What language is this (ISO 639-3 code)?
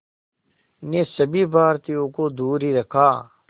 hin